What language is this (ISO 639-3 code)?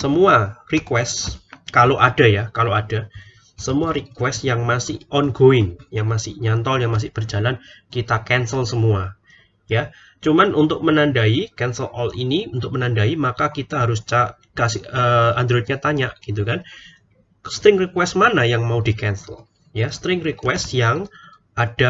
ind